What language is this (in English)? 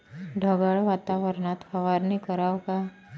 Marathi